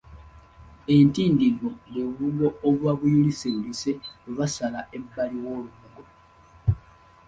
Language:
Ganda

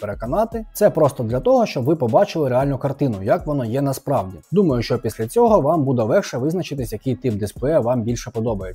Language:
Ukrainian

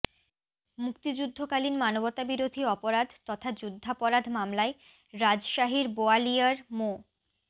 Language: Bangla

